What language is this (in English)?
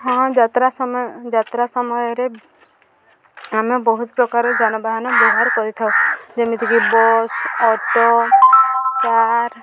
Odia